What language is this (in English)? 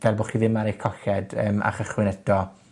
Welsh